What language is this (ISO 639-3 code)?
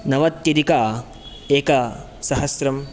san